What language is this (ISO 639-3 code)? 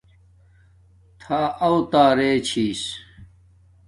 dmk